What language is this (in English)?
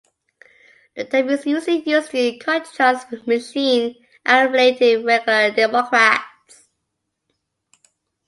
English